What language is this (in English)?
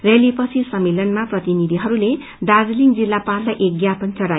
Nepali